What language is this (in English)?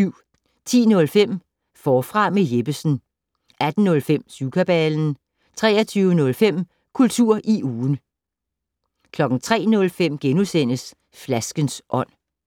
Danish